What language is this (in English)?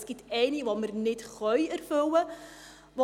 Swiss German